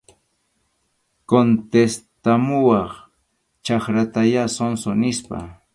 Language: Arequipa-La Unión Quechua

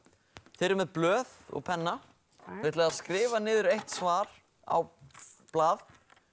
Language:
Icelandic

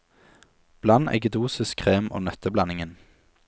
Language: Norwegian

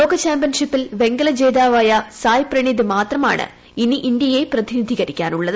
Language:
Malayalam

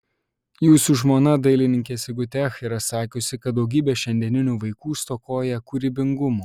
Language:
Lithuanian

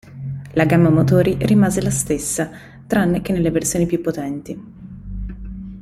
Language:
Italian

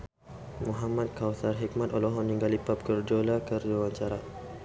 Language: Sundanese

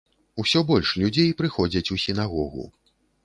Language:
Belarusian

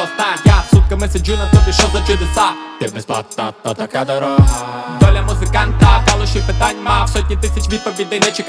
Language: Ukrainian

